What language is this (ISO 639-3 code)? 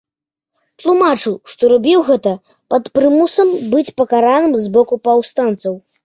bel